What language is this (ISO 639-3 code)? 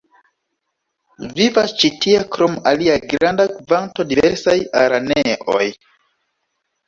epo